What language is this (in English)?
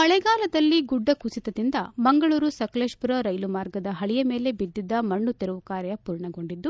Kannada